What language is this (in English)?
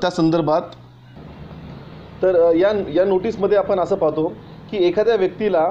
Hindi